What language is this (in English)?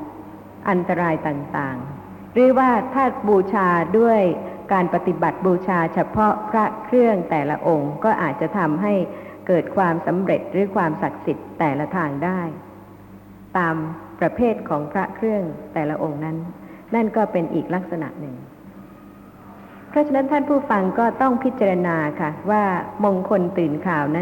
Thai